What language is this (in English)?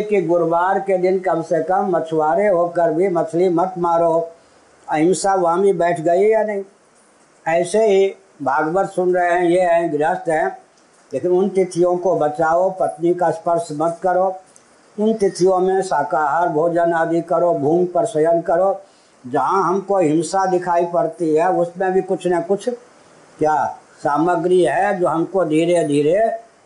Hindi